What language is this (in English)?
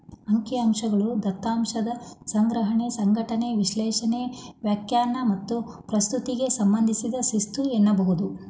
Kannada